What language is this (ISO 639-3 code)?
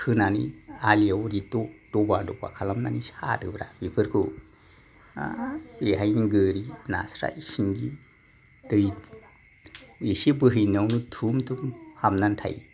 brx